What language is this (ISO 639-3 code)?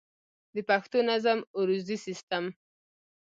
pus